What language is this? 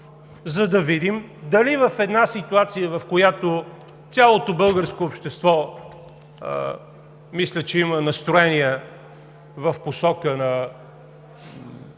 Bulgarian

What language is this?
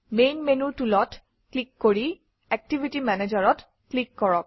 Assamese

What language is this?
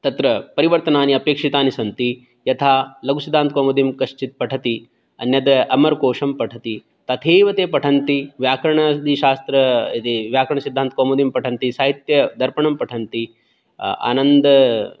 Sanskrit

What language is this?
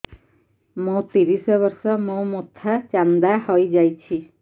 Odia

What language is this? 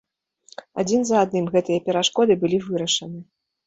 Belarusian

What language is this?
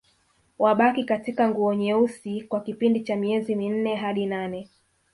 Swahili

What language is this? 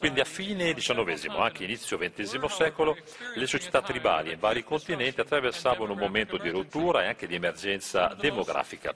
Italian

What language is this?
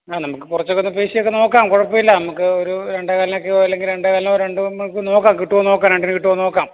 Malayalam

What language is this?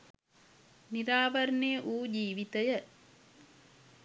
Sinhala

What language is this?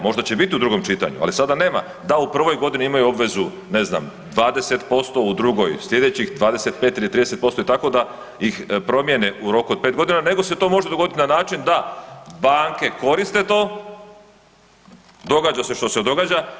Croatian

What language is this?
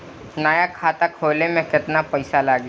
Bhojpuri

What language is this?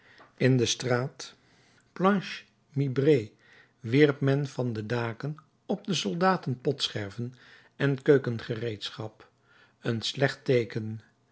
Dutch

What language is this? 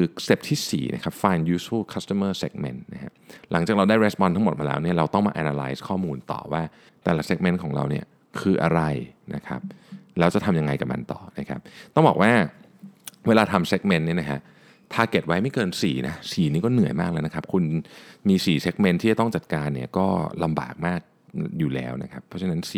Thai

